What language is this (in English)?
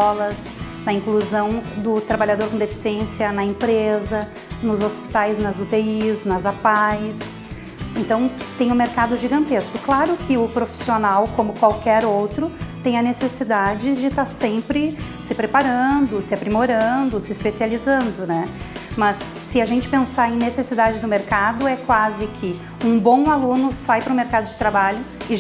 Portuguese